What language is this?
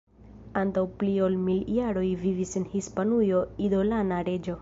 Esperanto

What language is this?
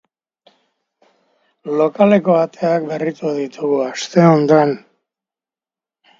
Basque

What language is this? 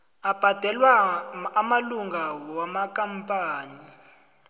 South Ndebele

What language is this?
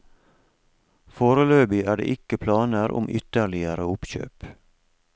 Norwegian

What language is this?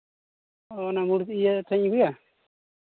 Santali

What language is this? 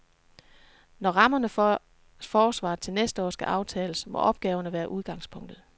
Danish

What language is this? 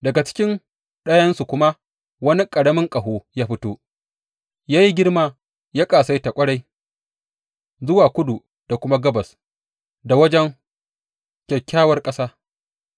Hausa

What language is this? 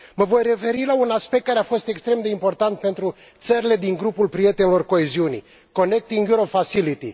Romanian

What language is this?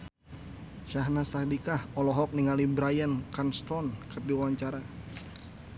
Sundanese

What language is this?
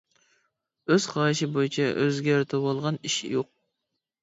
Uyghur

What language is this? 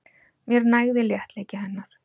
Icelandic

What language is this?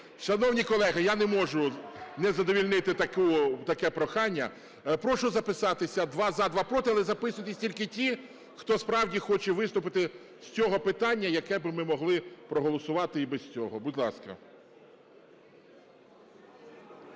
Ukrainian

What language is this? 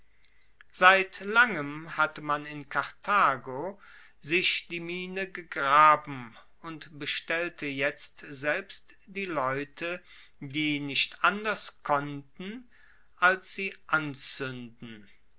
German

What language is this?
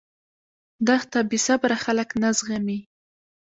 Pashto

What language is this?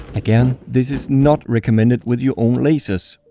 English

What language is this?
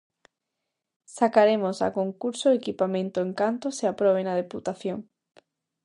Galician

